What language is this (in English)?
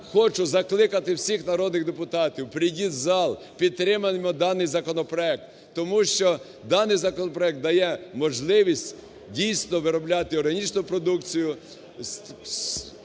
Ukrainian